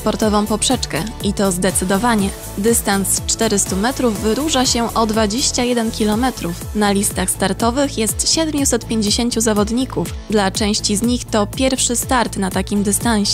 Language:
Polish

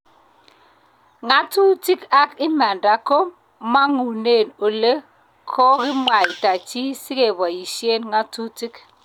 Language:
Kalenjin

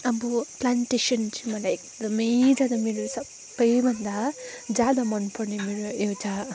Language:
Nepali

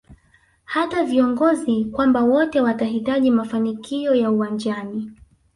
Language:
Swahili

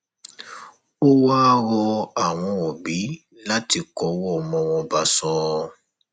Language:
Yoruba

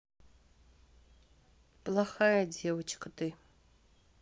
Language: Russian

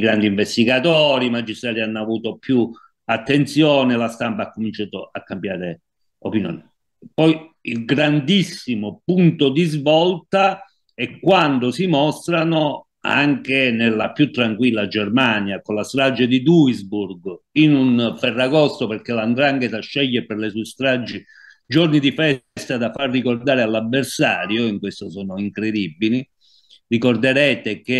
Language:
Italian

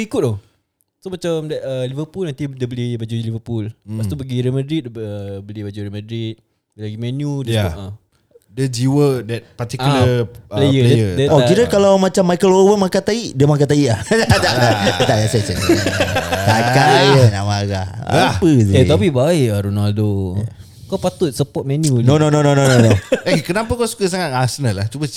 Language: Malay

